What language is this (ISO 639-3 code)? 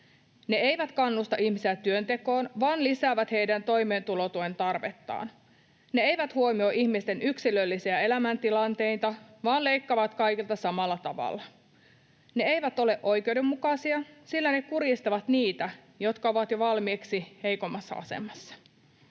fin